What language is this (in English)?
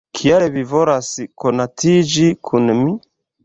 Esperanto